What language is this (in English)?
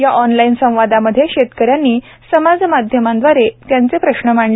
Marathi